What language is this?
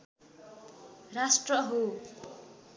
Nepali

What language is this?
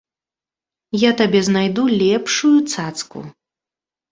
Belarusian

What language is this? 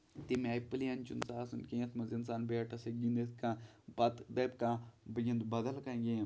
Kashmiri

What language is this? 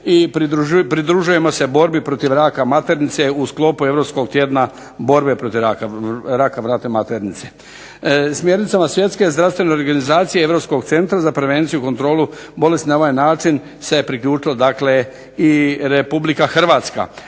Croatian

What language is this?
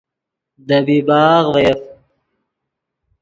Yidgha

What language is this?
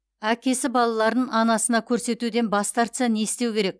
Kazakh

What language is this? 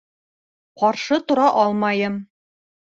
Bashkir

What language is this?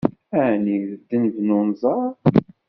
Kabyle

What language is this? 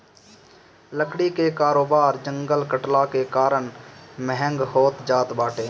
Bhojpuri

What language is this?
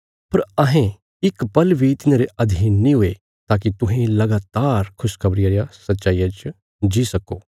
Bilaspuri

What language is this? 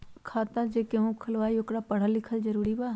Magahi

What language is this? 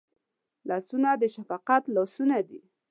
Pashto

